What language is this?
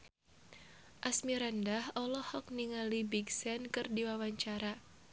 Sundanese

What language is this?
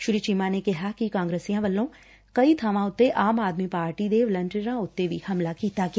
Punjabi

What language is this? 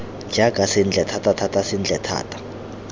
Tswana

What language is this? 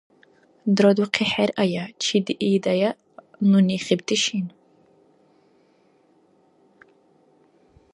Dargwa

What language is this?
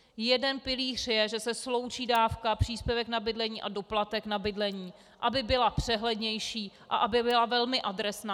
Czech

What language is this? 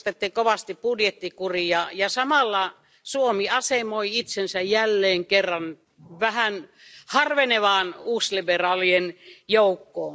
Finnish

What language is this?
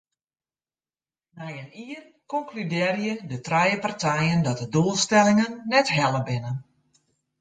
Western Frisian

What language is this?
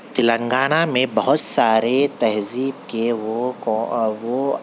Urdu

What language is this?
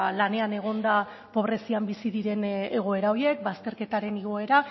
Basque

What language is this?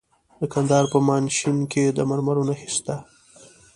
Pashto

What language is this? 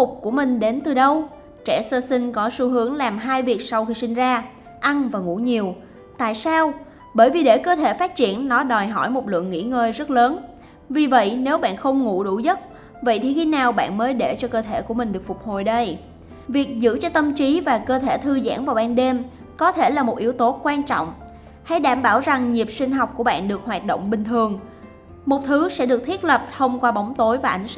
Vietnamese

